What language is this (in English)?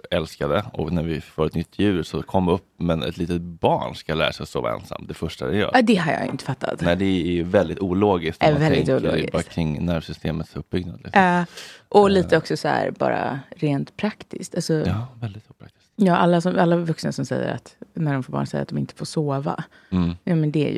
Swedish